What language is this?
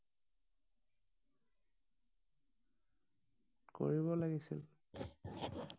Assamese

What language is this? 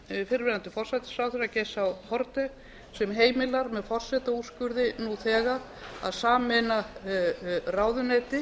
Icelandic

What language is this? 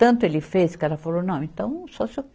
Portuguese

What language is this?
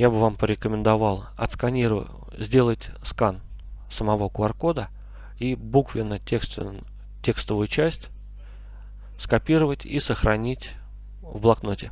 Russian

